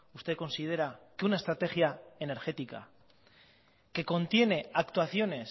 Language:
Spanish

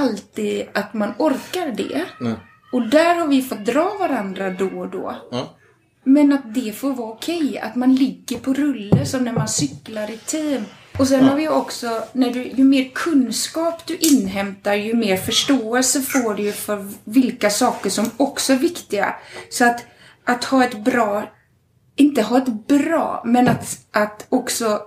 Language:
Swedish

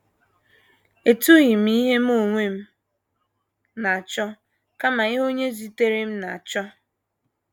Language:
Igbo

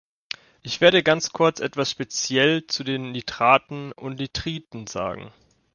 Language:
German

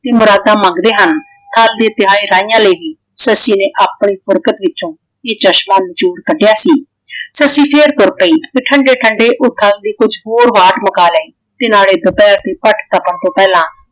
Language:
Punjabi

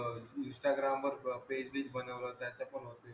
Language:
Marathi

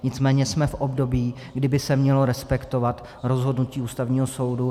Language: Czech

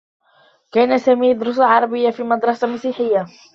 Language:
Arabic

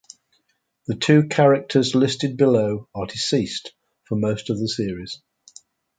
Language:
English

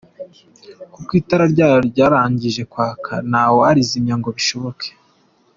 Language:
Kinyarwanda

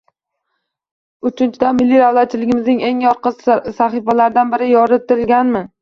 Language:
Uzbek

